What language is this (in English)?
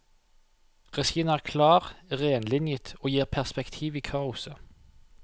Norwegian